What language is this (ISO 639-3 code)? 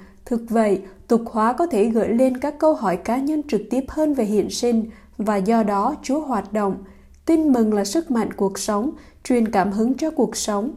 vie